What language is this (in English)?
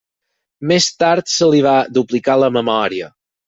Catalan